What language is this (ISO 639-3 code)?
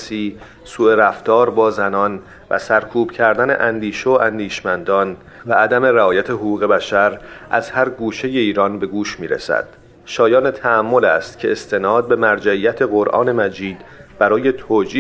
fas